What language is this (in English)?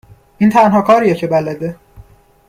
Persian